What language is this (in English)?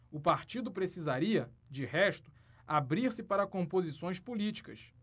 Portuguese